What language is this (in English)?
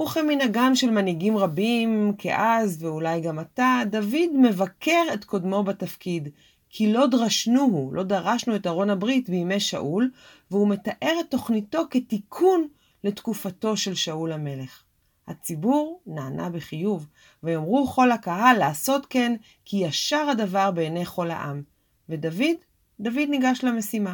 Hebrew